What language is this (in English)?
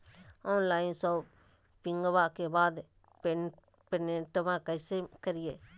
Magahi